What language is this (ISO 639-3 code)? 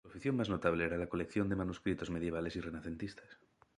spa